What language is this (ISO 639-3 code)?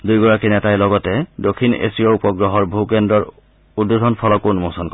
asm